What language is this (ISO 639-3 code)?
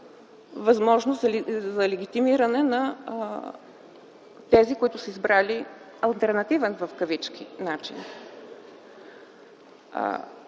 bul